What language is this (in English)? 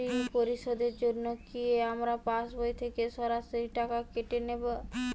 Bangla